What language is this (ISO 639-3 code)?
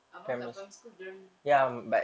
eng